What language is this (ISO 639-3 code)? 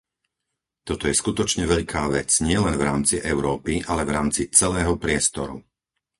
slk